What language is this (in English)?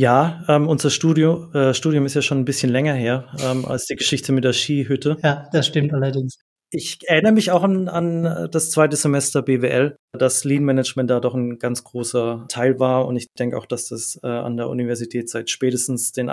German